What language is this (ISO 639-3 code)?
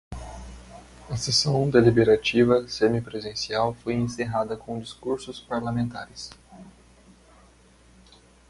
por